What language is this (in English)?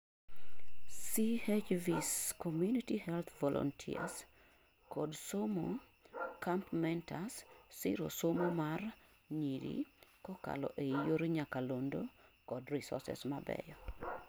Luo (Kenya and Tanzania)